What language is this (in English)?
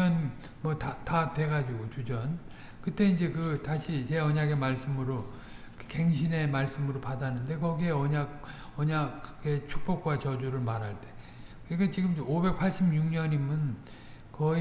Korean